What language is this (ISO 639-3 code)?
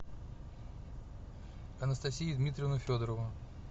rus